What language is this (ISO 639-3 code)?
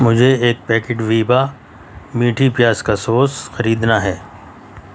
urd